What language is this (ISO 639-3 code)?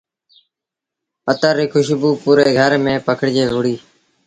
sbn